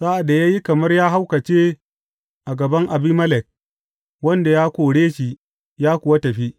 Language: Hausa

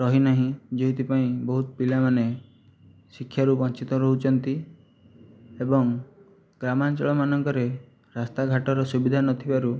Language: Odia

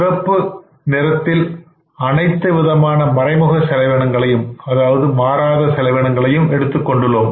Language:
Tamil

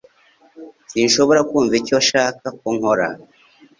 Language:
Kinyarwanda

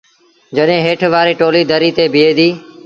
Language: Sindhi Bhil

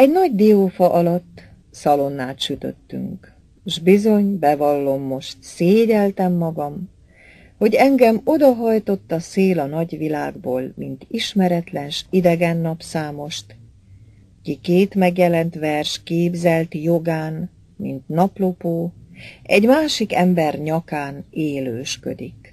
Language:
Hungarian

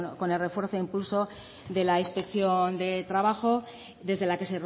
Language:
Spanish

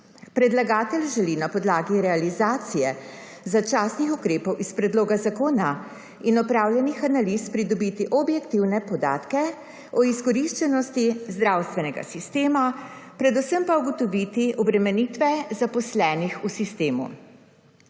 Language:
Slovenian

